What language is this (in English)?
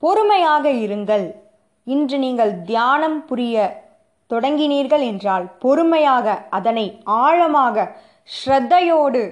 Tamil